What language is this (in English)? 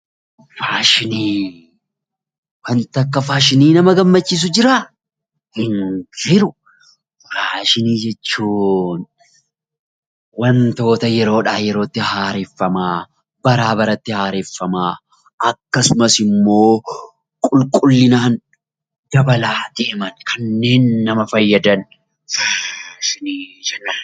Oromo